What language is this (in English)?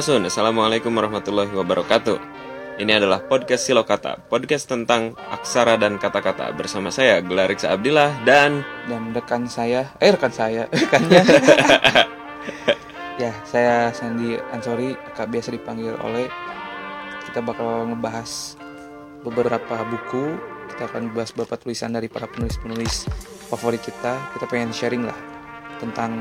Indonesian